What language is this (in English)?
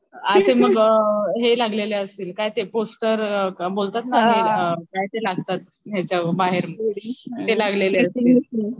Marathi